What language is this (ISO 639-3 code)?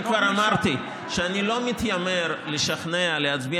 heb